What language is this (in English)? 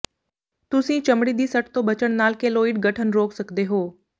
Punjabi